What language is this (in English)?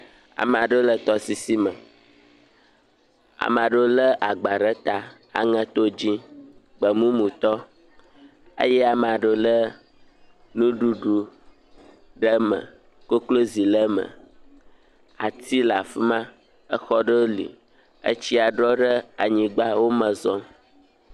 Ewe